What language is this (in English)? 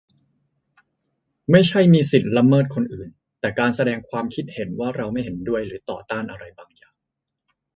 Thai